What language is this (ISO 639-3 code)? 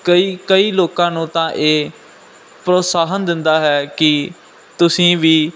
pan